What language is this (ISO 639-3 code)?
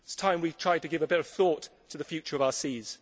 eng